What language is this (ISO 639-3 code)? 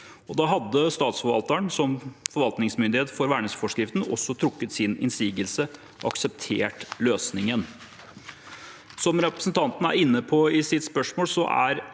nor